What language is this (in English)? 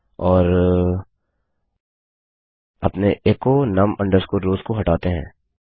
Hindi